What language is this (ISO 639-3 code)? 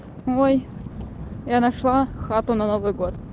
rus